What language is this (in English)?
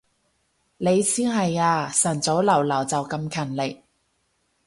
Cantonese